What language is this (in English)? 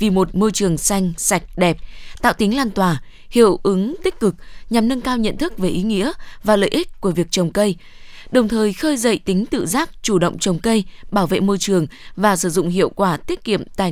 Vietnamese